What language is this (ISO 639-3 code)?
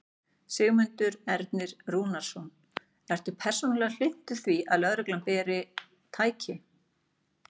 isl